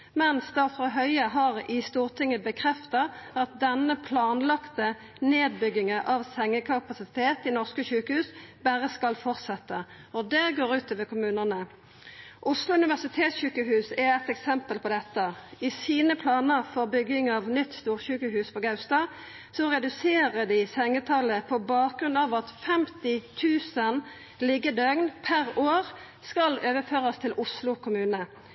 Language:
Norwegian Nynorsk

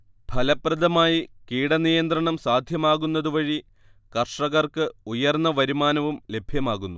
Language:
Malayalam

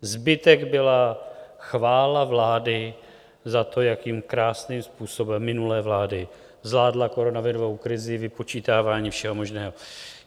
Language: Czech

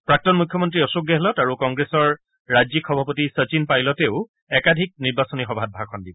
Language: Assamese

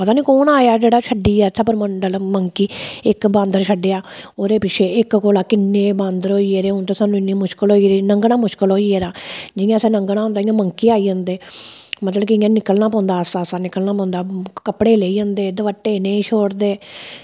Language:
Dogri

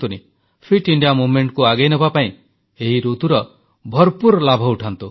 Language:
Odia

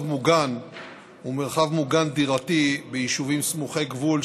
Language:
Hebrew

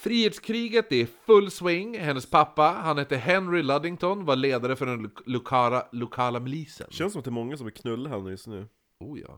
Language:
Swedish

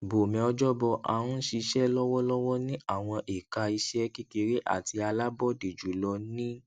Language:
Yoruba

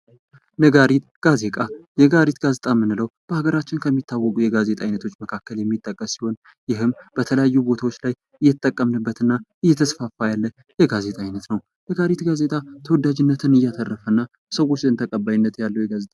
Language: Amharic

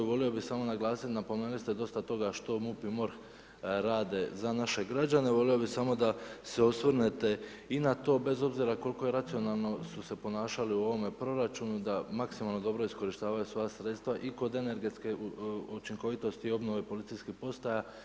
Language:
Croatian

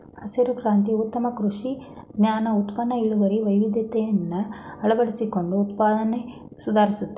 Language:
Kannada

